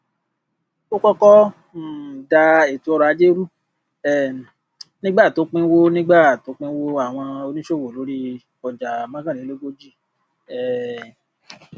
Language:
Yoruba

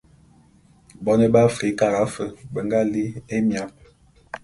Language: Bulu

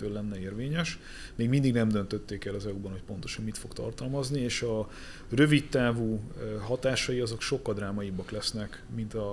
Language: Hungarian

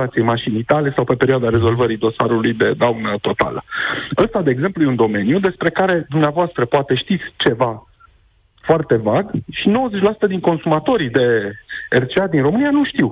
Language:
Romanian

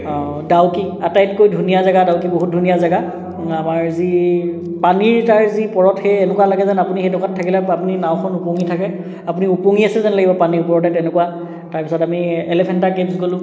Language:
Assamese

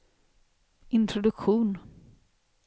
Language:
Swedish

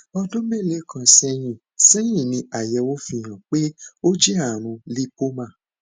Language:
Yoruba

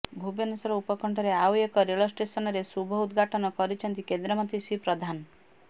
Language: Odia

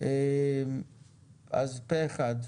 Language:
Hebrew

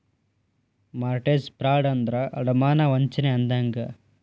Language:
Kannada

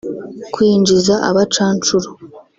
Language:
Kinyarwanda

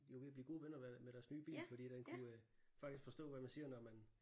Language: Danish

